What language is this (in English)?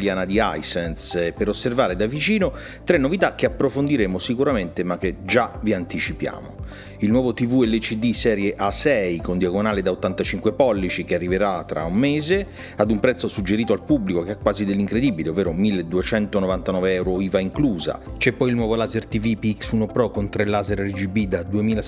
Italian